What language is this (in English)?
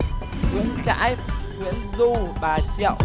Vietnamese